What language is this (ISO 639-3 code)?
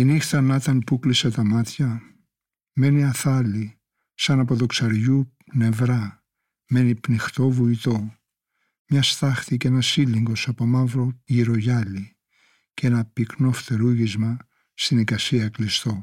ell